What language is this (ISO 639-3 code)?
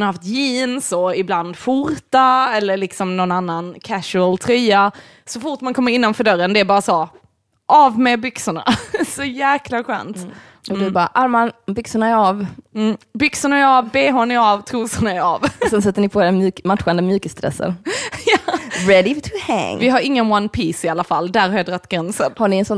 swe